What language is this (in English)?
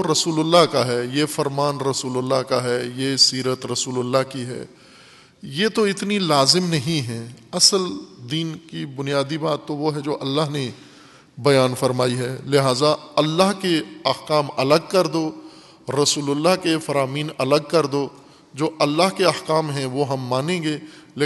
Urdu